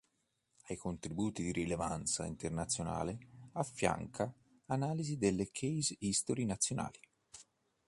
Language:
Italian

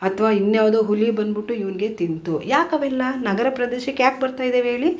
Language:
Kannada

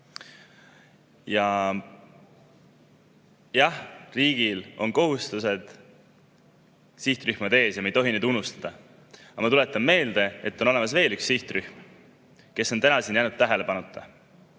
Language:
Estonian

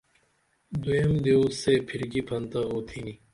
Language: Dameli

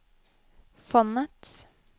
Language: Norwegian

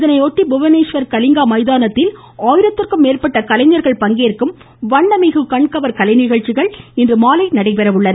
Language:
Tamil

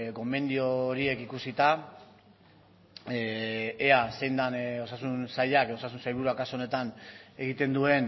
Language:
Basque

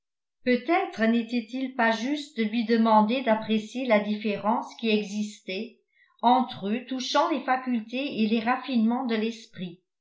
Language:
French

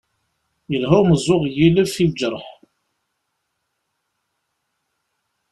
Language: Kabyle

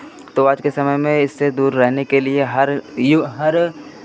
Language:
Hindi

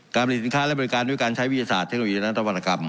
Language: Thai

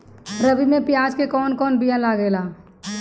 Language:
Bhojpuri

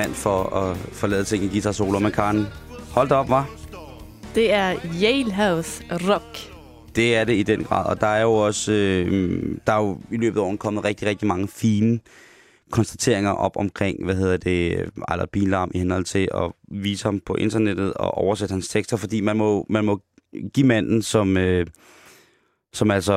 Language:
Danish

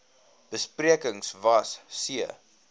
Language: Afrikaans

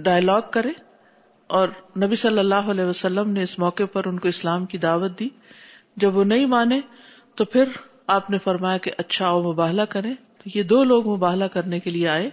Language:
Urdu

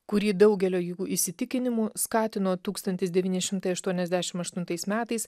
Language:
Lithuanian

